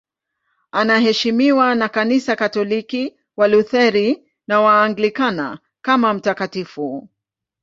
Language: Swahili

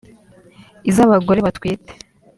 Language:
Kinyarwanda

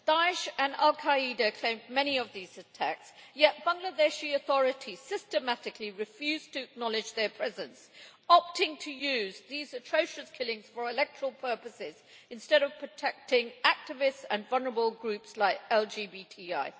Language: English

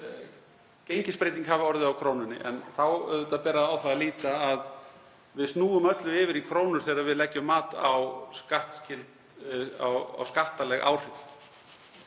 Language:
Icelandic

